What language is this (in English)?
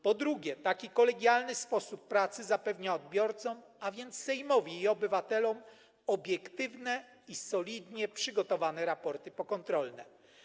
Polish